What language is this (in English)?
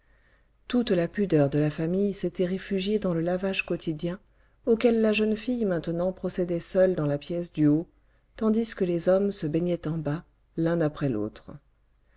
French